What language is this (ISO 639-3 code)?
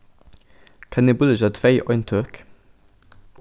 fao